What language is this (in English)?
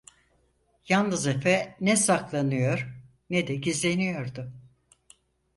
Turkish